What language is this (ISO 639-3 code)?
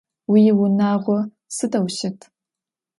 ady